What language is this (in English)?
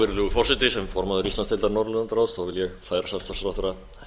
Icelandic